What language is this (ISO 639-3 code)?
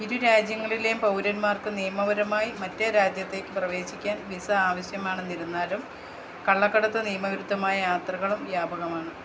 mal